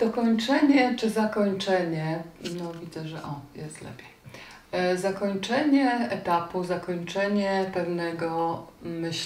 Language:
Polish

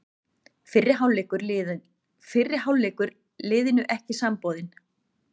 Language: Icelandic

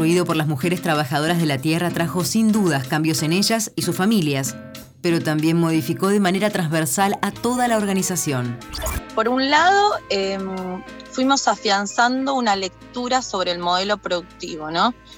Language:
Spanish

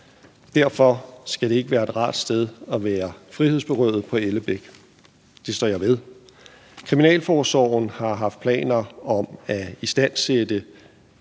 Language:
Danish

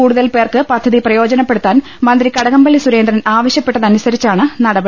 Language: Malayalam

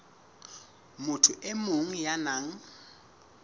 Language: Southern Sotho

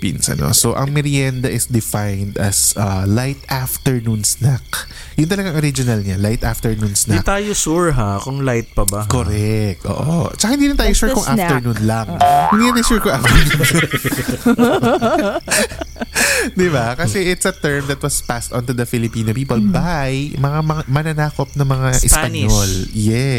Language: Filipino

